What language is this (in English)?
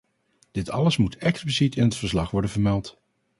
Dutch